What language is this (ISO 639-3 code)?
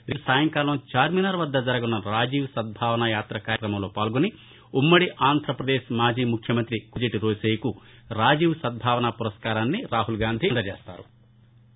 tel